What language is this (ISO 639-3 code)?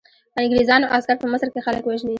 pus